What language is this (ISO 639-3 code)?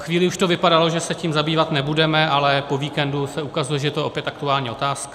ces